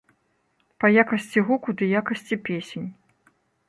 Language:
Belarusian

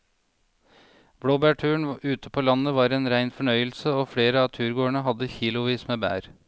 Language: Norwegian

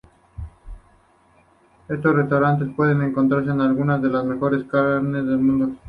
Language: Spanish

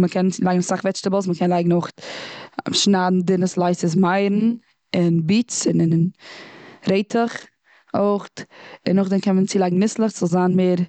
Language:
Yiddish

